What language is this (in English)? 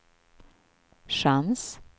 Swedish